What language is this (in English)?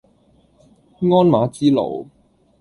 Cantonese